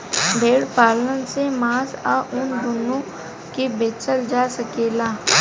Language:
Bhojpuri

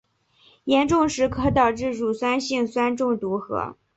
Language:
Chinese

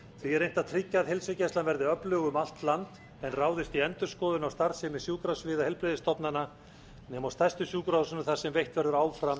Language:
Icelandic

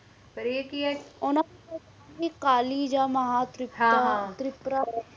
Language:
Punjabi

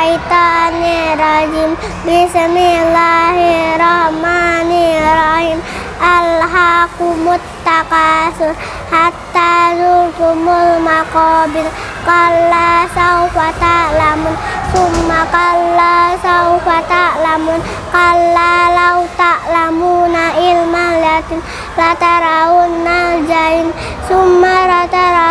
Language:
Indonesian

